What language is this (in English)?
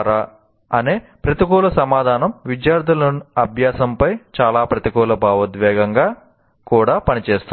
Telugu